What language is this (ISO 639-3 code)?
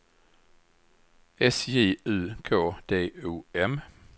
swe